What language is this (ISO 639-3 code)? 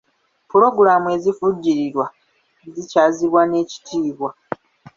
lug